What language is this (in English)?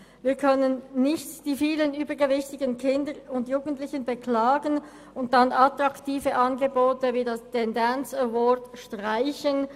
Swiss German